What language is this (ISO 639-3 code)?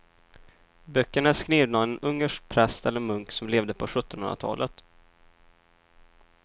swe